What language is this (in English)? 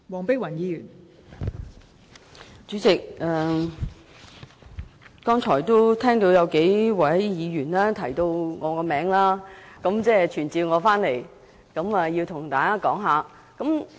Cantonese